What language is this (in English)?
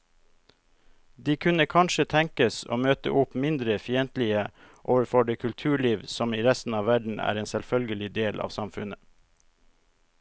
Norwegian